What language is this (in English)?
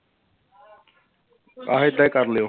Punjabi